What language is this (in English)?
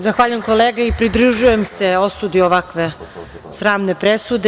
Serbian